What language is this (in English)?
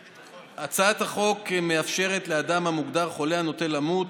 Hebrew